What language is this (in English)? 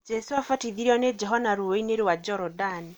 Kikuyu